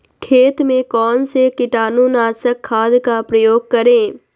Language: Magahi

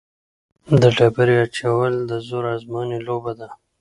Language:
Pashto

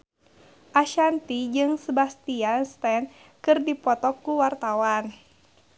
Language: Sundanese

